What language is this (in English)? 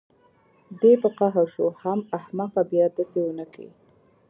Pashto